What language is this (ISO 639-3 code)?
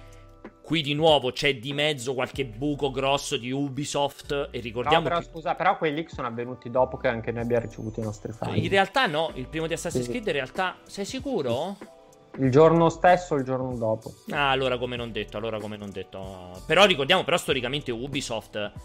ita